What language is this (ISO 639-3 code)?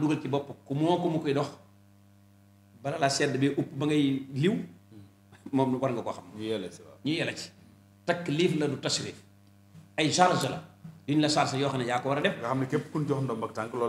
ara